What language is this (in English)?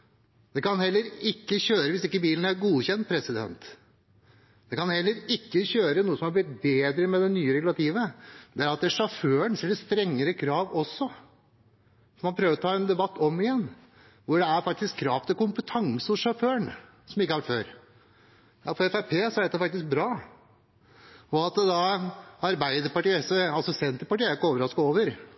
Norwegian Bokmål